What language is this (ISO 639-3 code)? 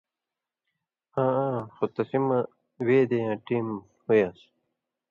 mvy